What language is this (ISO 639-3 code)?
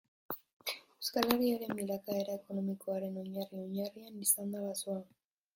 eus